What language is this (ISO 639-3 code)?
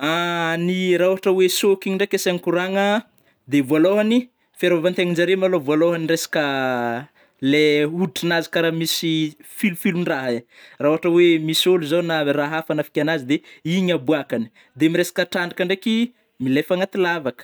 bmm